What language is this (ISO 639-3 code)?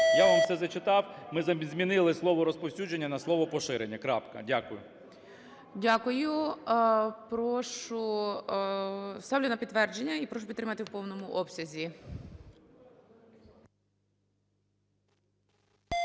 ukr